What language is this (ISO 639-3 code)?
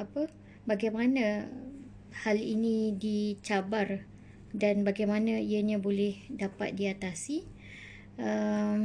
msa